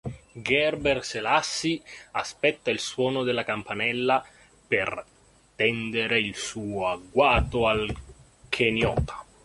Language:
Italian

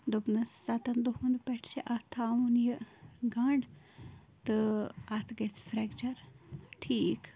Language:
Kashmiri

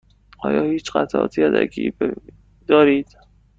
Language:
Persian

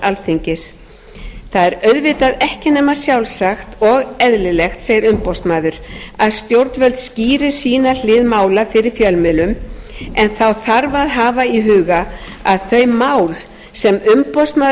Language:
Icelandic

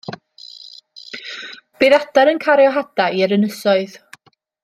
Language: Welsh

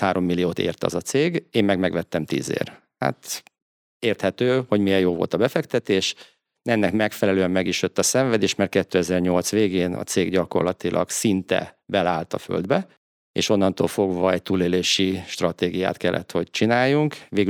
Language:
Hungarian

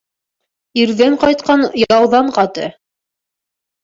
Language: Bashkir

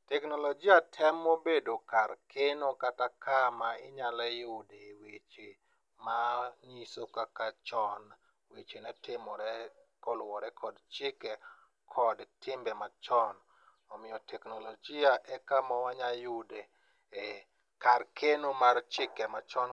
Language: Luo (Kenya and Tanzania)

